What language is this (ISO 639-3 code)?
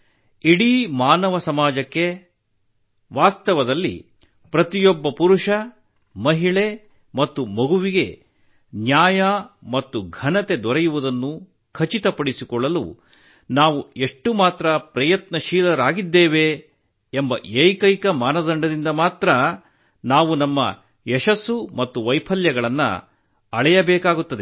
kan